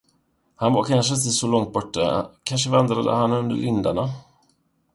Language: Swedish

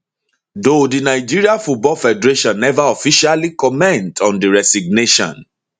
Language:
Nigerian Pidgin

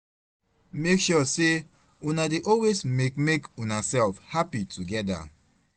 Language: Nigerian Pidgin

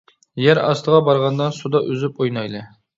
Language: Uyghur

